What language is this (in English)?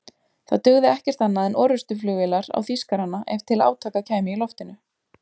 Icelandic